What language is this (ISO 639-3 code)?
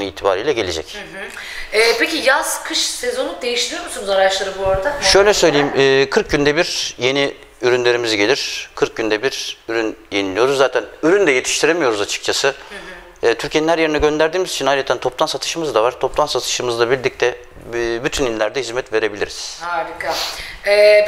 tur